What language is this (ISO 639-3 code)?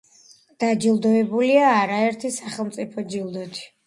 kat